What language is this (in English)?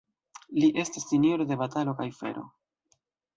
Esperanto